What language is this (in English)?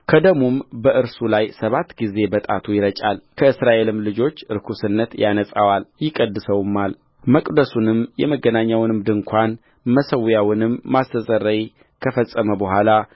Amharic